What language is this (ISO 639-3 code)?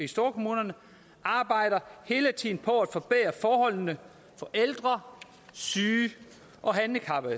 dan